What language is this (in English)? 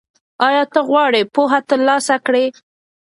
Pashto